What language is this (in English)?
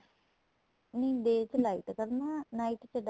Punjabi